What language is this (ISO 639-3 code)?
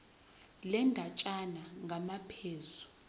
zul